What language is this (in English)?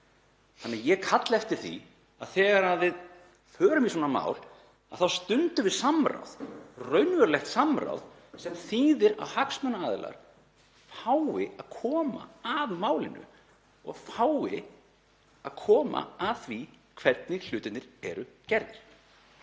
Icelandic